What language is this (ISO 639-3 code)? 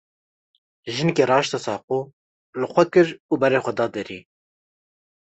kur